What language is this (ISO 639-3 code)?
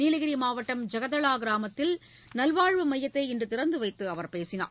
tam